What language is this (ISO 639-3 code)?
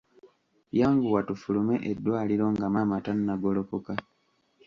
lug